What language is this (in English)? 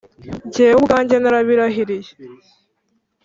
Kinyarwanda